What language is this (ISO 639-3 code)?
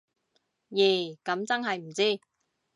yue